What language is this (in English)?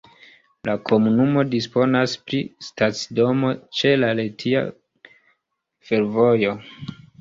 Esperanto